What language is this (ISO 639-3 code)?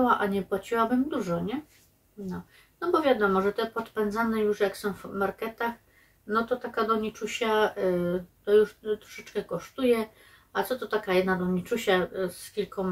pol